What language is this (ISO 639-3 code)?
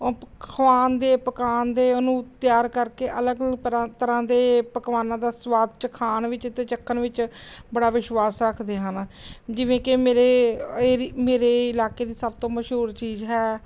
pan